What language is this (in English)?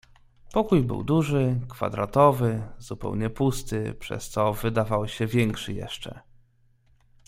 Polish